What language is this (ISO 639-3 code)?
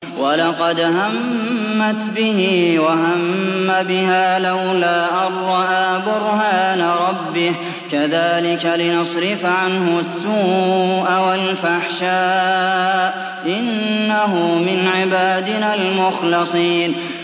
ara